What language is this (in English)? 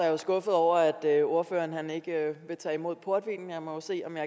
Danish